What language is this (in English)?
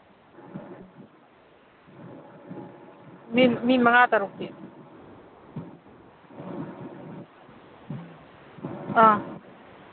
Manipuri